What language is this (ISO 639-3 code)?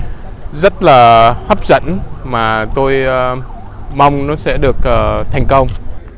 vie